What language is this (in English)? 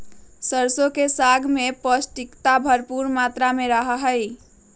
Magahi